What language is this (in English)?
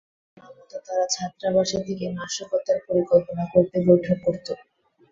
Bangla